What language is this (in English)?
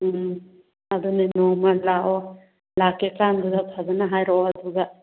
Manipuri